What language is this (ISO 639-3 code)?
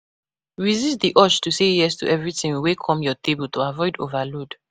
pcm